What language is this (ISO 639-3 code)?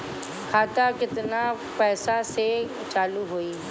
bho